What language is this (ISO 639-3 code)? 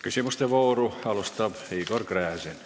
est